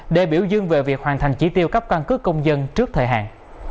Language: Vietnamese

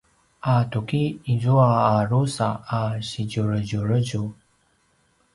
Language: Paiwan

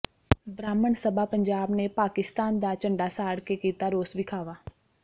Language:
Punjabi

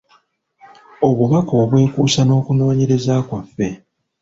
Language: Ganda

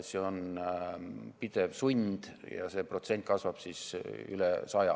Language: Estonian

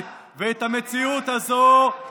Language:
Hebrew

